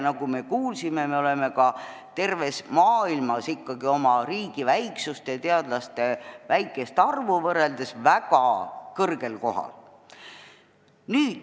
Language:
Estonian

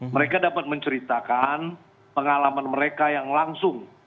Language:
Indonesian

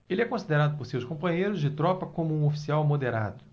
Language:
Portuguese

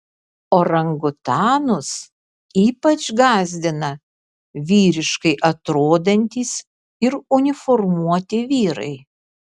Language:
Lithuanian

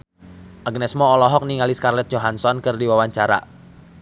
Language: Sundanese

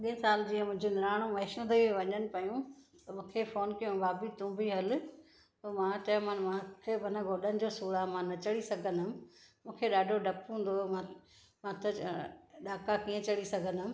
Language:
Sindhi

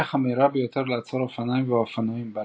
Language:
Hebrew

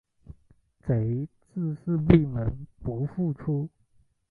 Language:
Chinese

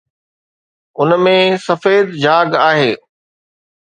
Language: Sindhi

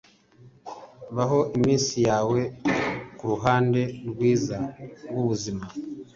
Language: Kinyarwanda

